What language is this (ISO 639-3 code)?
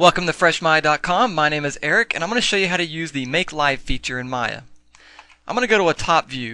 eng